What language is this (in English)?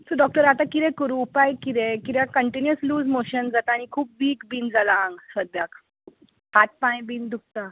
Konkani